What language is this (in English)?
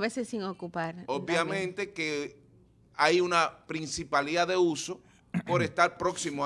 Spanish